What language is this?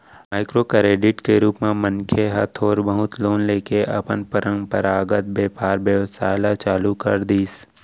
Chhattisgarhi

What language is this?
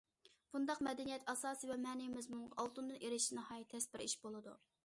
Uyghur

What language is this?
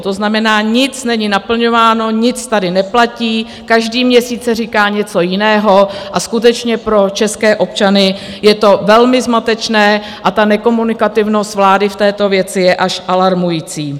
Czech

